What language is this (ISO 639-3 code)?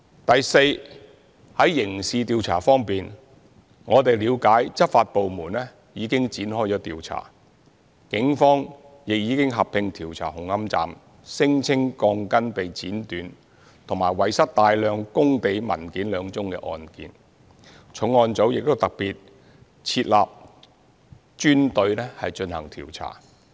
yue